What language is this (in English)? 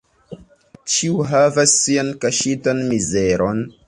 Esperanto